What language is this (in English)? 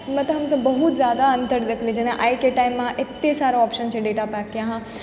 Maithili